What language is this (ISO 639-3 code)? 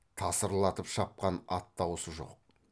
kaz